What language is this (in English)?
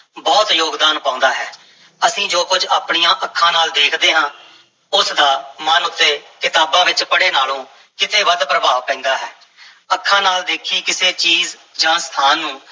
Punjabi